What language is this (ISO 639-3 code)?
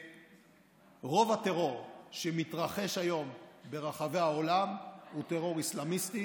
heb